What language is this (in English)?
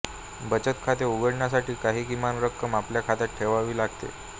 Marathi